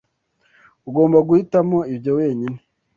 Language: Kinyarwanda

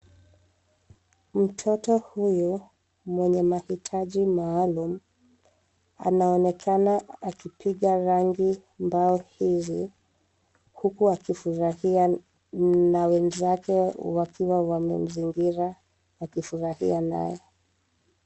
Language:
Swahili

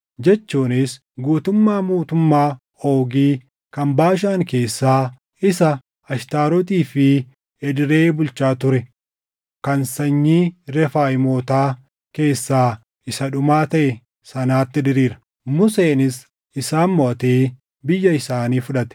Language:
Oromo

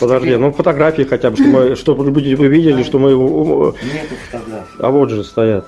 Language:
Russian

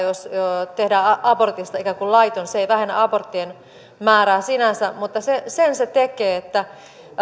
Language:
Finnish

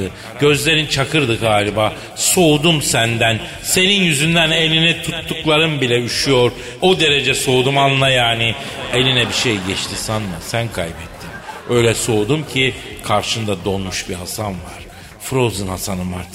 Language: Turkish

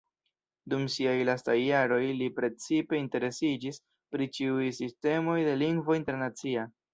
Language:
Esperanto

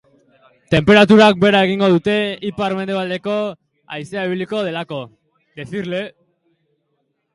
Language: Basque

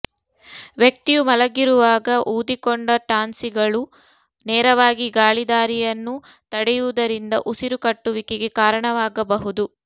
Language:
Kannada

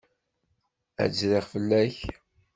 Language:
Kabyle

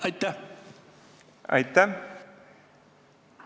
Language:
Estonian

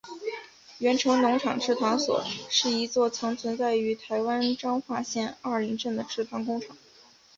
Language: Chinese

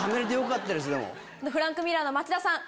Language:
Japanese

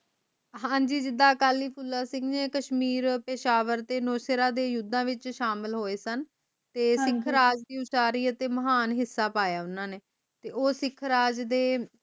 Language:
Punjabi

